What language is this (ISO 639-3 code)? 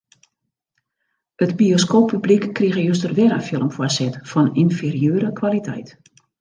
fry